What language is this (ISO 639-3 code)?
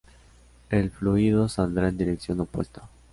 spa